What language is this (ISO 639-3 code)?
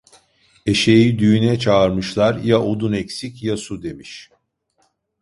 tur